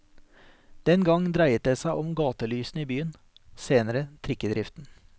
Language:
Norwegian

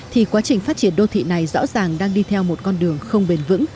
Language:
Vietnamese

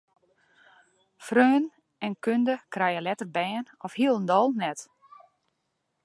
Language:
Western Frisian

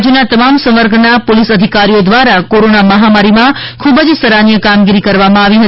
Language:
Gujarati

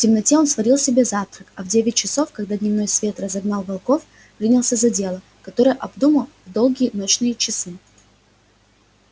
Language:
Russian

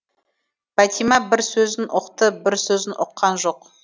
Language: Kazakh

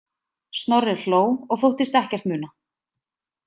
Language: Icelandic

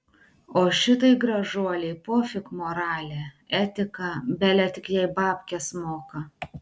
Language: Lithuanian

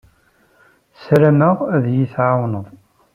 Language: Kabyle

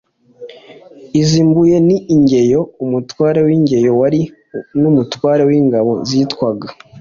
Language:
Kinyarwanda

